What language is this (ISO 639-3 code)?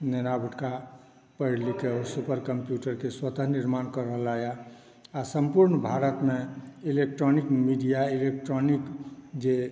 mai